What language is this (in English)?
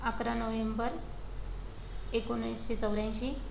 Marathi